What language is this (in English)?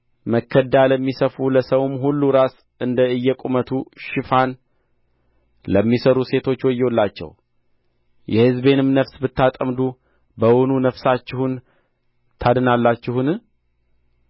Amharic